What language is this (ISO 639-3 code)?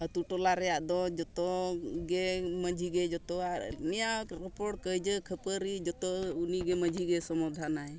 sat